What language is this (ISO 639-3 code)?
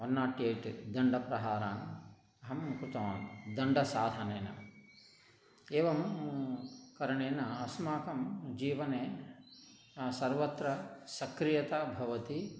san